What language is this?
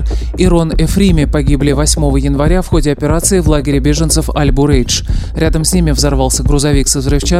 Russian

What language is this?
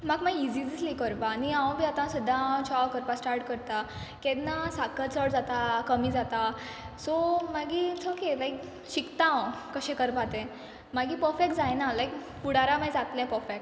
Konkani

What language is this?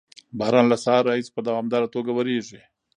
Pashto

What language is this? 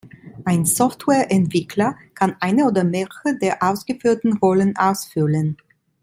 German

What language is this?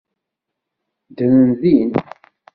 Kabyle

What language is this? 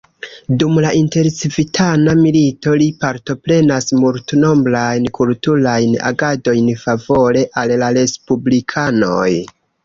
Esperanto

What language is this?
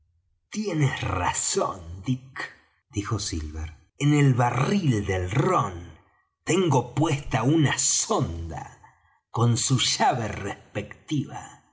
Spanish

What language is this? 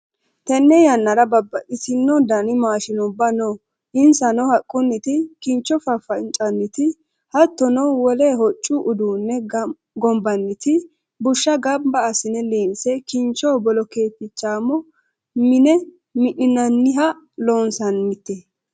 Sidamo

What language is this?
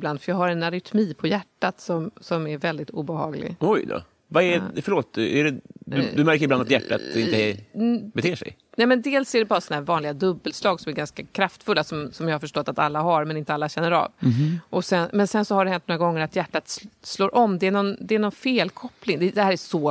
Swedish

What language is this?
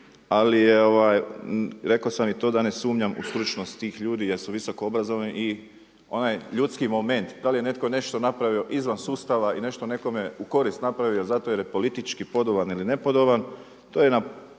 Croatian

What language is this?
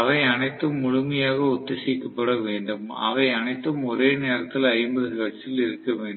Tamil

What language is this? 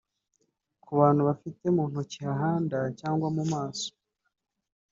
Kinyarwanda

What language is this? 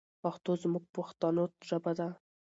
Pashto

